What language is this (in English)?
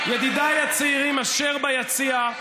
Hebrew